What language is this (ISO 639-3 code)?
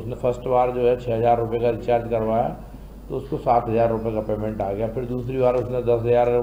hin